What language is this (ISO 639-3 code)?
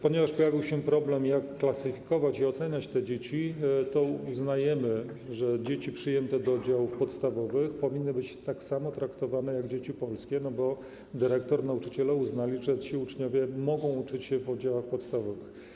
pol